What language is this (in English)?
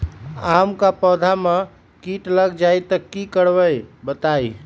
Magahi